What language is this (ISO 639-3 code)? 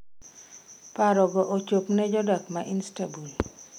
luo